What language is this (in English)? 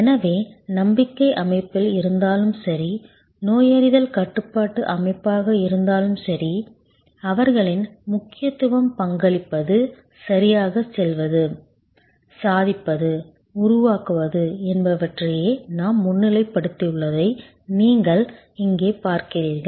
Tamil